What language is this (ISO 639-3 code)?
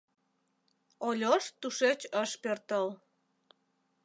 chm